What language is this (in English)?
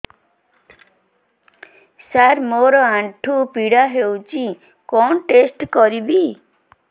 Odia